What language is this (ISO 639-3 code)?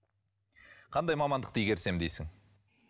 kaz